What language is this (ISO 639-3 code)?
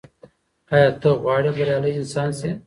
pus